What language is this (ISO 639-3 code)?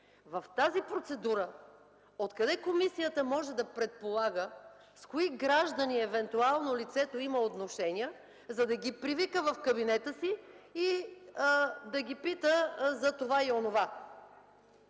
bul